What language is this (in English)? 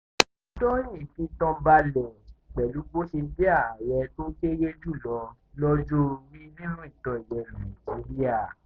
Yoruba